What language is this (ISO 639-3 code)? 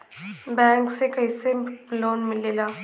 bho